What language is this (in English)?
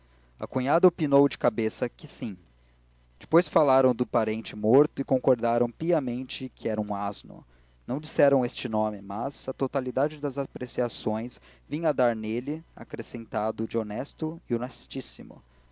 Portuguese